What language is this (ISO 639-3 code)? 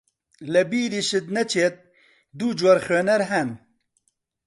ckb